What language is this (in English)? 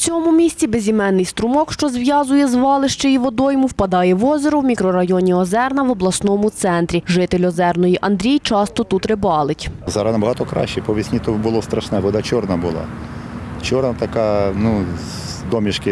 Ukrainian